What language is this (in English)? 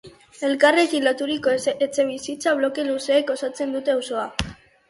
Basque